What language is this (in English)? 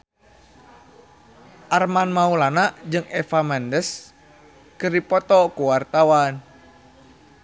Sundanese